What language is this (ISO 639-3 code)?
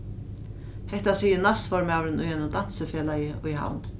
fao